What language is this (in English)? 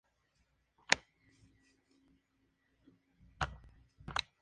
Spanish